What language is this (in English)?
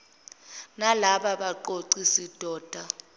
Zulu